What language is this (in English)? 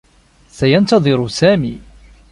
Arabic